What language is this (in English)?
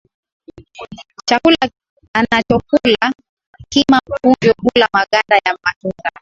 Swahili